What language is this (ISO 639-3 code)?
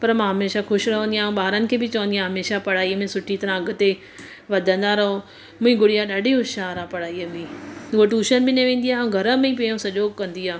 snd